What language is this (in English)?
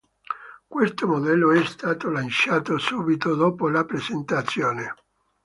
Italian